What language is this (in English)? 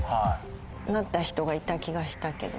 Japanese